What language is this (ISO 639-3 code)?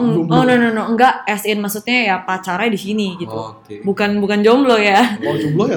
ind